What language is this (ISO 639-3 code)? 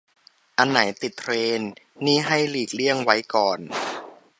tha